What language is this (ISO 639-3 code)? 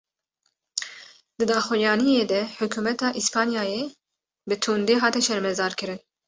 kur